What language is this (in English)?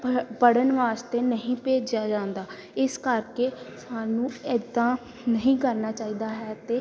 Punjabi